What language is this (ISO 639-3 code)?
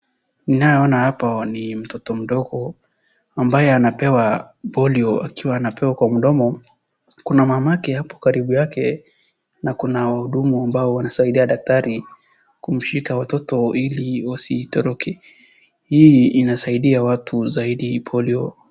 swa